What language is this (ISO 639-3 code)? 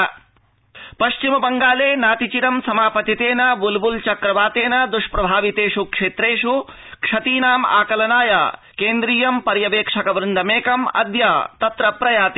san